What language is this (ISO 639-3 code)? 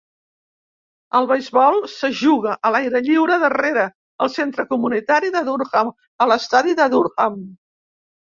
cat